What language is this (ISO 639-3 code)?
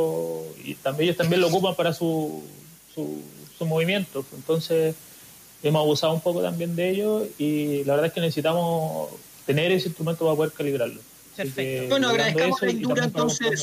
spa